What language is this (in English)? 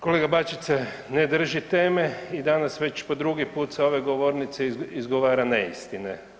Croatian